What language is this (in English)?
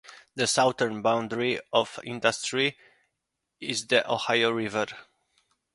English